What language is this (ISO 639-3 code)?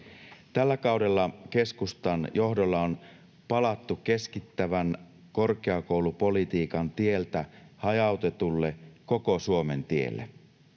fin